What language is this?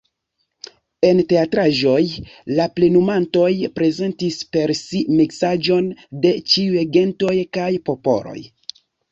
Esperanto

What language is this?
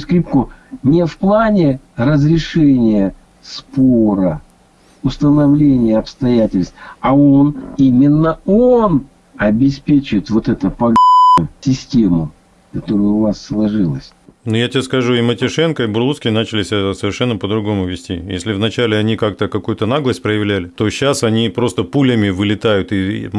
Russian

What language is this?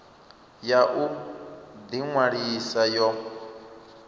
Venda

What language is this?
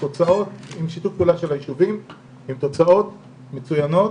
Hebrew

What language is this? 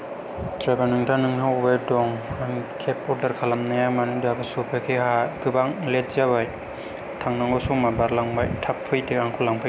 Bodo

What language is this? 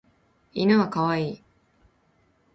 Japanese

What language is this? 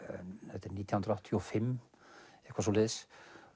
Icelandic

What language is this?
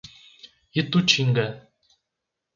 Portuguese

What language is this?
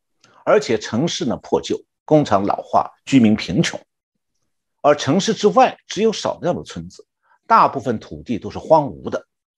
Chinese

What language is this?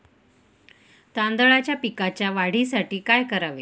Marathi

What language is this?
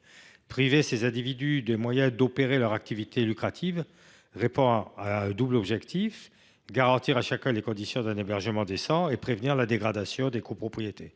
French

